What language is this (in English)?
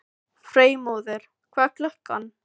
Icelandic